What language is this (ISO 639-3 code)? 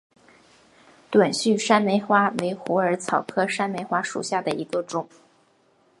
zho